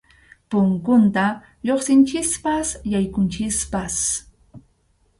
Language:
Arequipa-La Unión Quechua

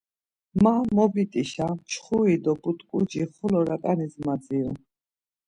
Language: Laz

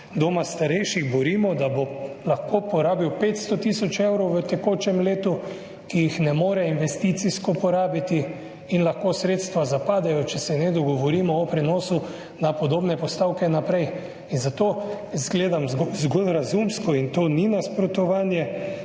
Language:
Slovenian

